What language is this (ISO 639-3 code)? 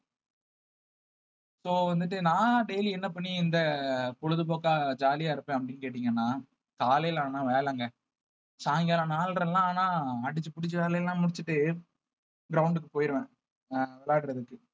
tam